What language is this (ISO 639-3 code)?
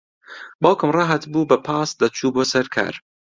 ckb